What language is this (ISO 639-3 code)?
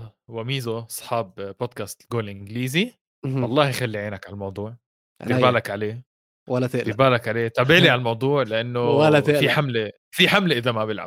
ara